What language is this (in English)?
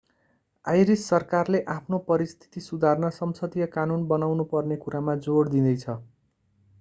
Nepali